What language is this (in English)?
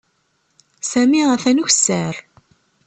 Kabyle